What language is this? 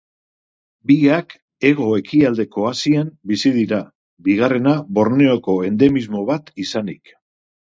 Basque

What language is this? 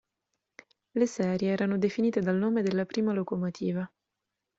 Italian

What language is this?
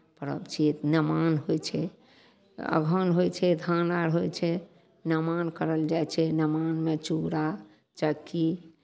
Maithili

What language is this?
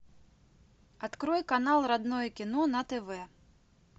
Russian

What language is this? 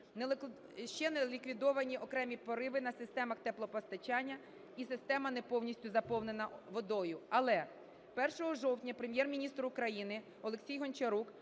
Ukrainian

